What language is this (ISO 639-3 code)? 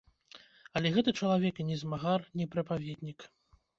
bel